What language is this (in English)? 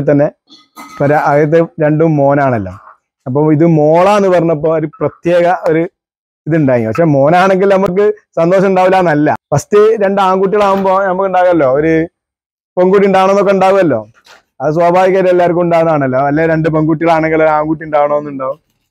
Malayalam